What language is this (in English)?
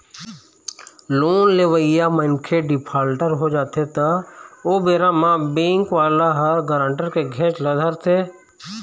Chhattisgarhi